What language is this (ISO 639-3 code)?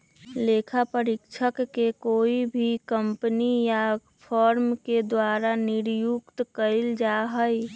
mag